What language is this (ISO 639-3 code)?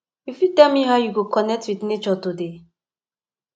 pcm